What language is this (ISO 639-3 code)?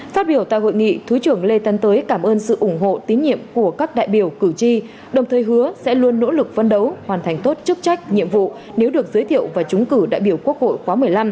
vie